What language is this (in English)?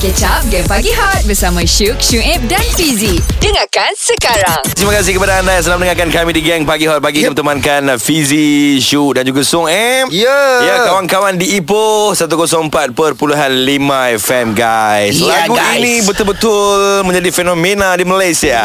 Malay